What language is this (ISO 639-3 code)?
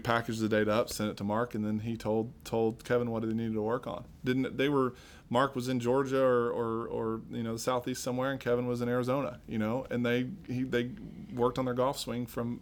eng